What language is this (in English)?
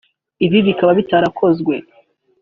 Kinyarwanda